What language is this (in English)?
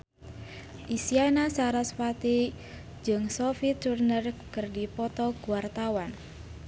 Sundanese